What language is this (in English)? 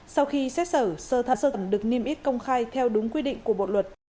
Vietnamese